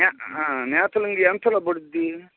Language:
Telugu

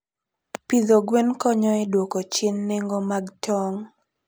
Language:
Luo (Kenya and Tanzania)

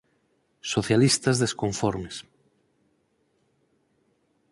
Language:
Galician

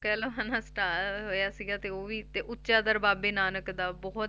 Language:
Punjabi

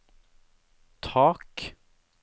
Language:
Norwegian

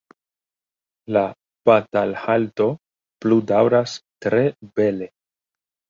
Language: Esperanto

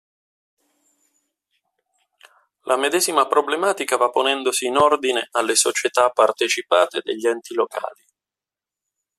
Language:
Italian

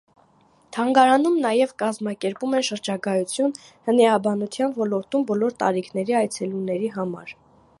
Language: Armenian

